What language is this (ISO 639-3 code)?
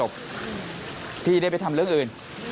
tha